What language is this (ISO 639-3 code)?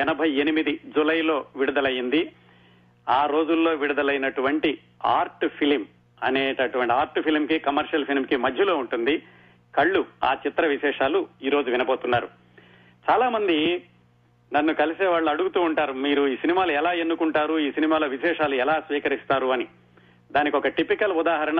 tel